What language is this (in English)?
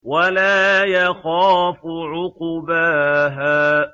Arabic